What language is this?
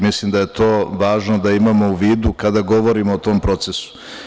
Serbian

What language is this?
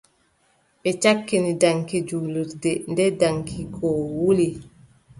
Adamawa Fulfulde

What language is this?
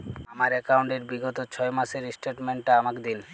Bangla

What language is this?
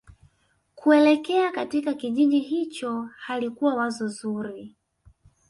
Swahili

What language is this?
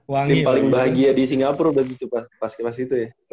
Indonesian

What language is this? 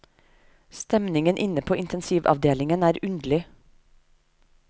Norwegian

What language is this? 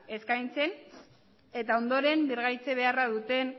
Basque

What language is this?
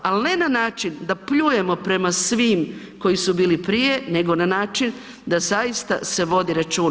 Croatian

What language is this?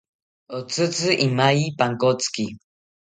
South Ucayali Ashéninka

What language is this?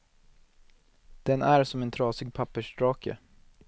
Swedish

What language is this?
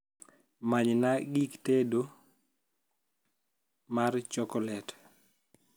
Luo (Kenya and Tanzania)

